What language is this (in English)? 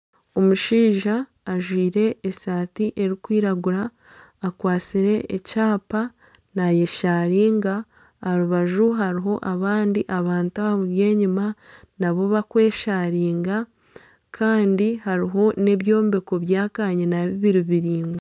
Nyankole